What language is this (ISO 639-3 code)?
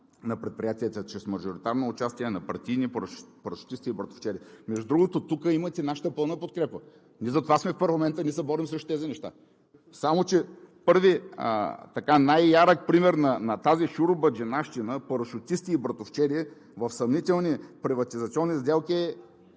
bul